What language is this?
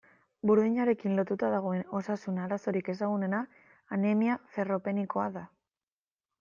Basque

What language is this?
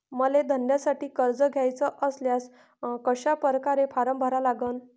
Marathi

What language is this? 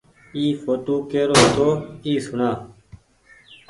Goaria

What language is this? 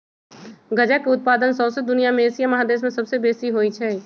Magahi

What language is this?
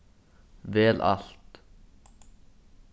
Faroese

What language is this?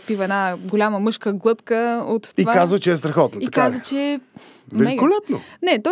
Bulgarian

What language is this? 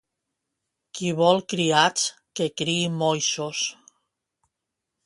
Catalan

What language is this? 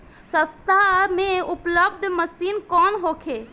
Bhojpuri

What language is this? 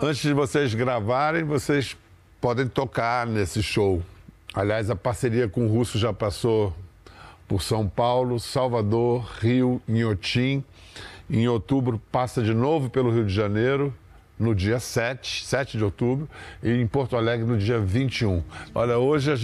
Portuguese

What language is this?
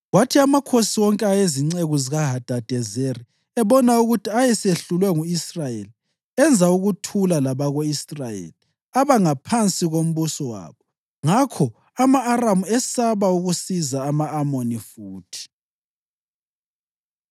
North Ndebele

